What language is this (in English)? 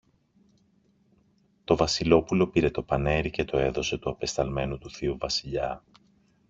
Greek